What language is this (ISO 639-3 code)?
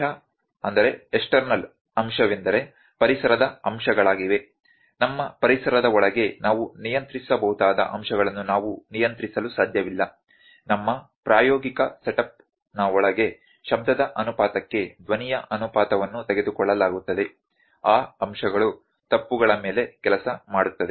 kan